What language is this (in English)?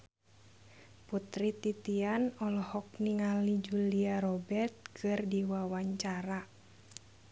Sundanese